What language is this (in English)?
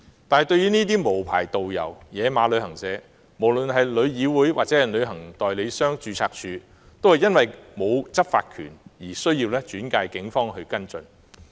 Cantonese